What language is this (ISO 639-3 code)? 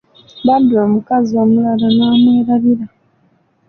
lug